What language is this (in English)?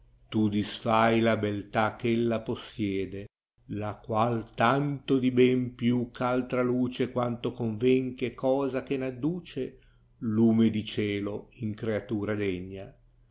Italian